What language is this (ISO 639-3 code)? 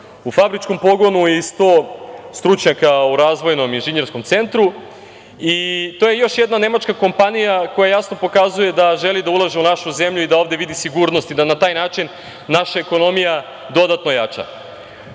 srp